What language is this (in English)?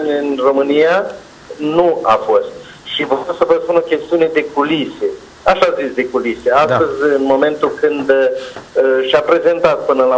Romanian